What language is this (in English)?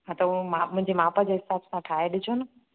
Sindhi